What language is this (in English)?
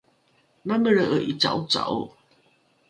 Rukai